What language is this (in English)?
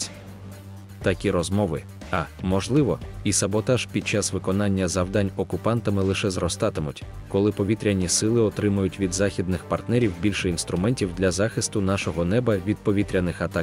Russian